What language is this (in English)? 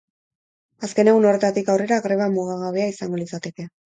Basque